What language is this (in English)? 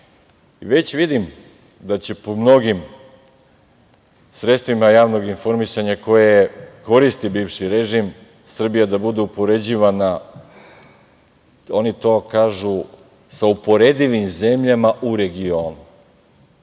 Serbian